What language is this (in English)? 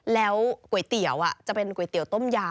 Thai